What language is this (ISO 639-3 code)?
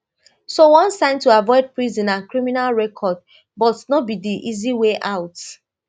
pcm